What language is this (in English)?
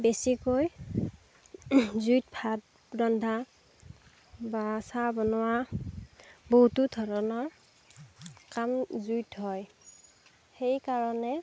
Assamese